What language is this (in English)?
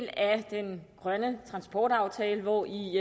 Danish